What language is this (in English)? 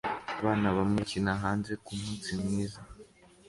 Kinyarwanda